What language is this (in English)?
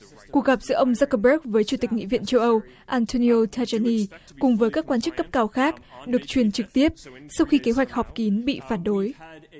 Vietnamese